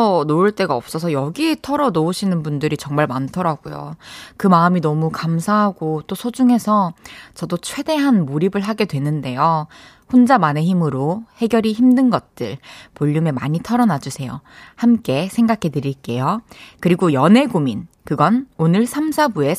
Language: Korean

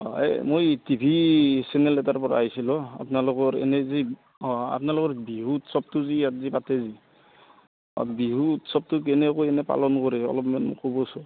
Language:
Assamese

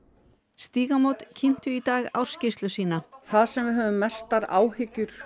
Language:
Icelandic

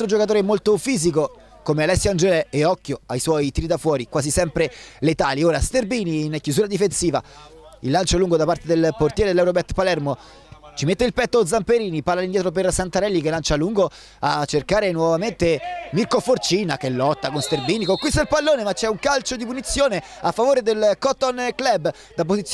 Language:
Italian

